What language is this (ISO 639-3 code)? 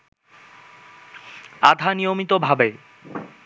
ben